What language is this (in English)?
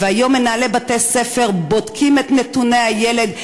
Hebrew